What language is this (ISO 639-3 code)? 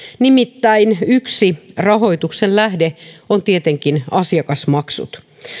fin